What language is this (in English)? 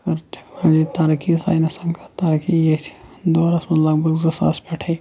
Kashmiri